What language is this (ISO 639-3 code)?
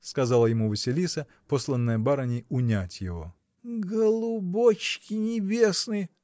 rus